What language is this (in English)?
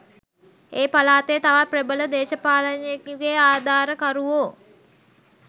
Sinhala